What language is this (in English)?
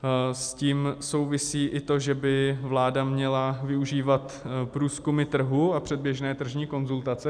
Czech